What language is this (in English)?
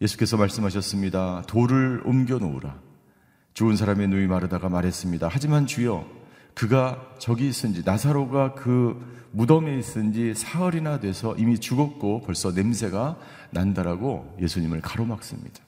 Korean